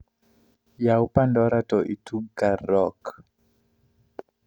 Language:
Luo (Kenya and Tanzania)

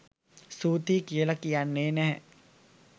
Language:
Sinhala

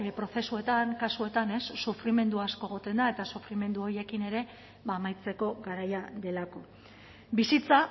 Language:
Basque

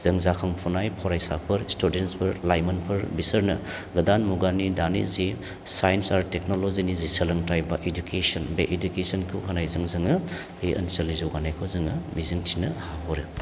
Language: Bodo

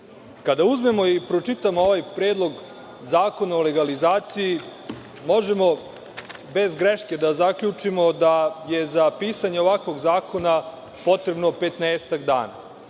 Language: Serbian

